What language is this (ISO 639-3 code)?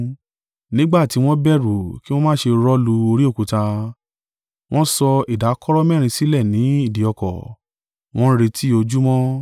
yor